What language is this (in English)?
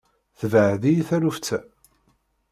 Kabyle